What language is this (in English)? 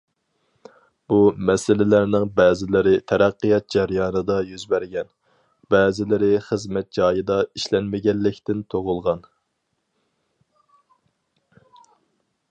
Uyghur